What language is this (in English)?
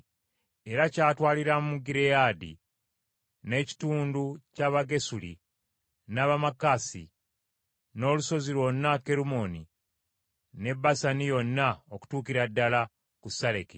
Ganda